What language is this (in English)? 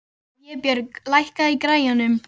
Icelandic